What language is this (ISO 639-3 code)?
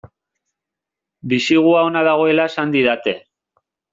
eus